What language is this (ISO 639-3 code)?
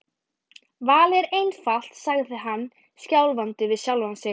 isl